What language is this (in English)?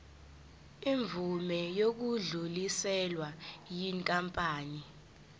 Zulu